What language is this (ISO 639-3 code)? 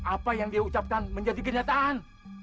ind